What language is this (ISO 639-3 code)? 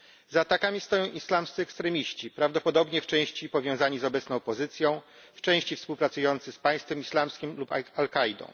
pol